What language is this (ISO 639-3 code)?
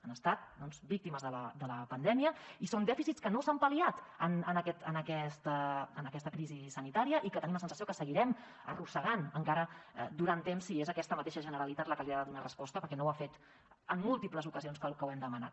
cat